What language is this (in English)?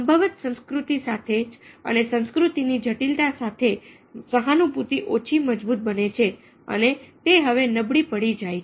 Gujarati